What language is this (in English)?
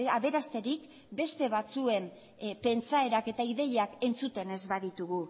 Basque